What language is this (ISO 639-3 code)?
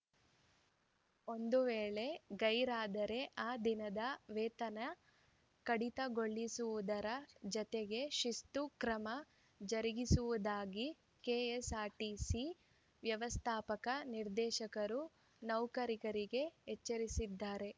kan